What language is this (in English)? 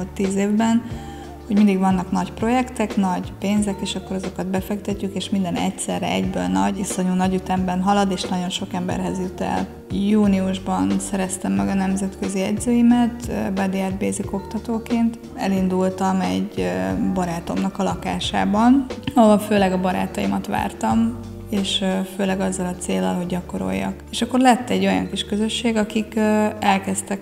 Hungarian